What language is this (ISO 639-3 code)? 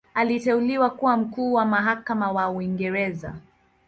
swa